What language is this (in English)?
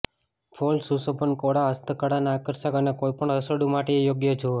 Gujarati